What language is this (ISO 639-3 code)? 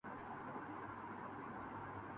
urd